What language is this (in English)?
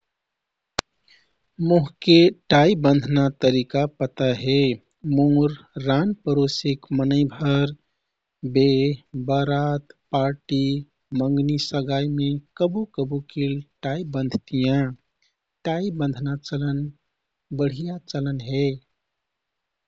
Kathoriya Tharu